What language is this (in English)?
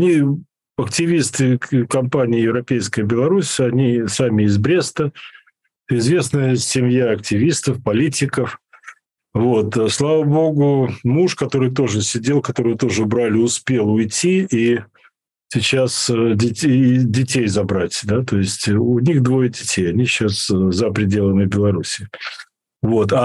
Russian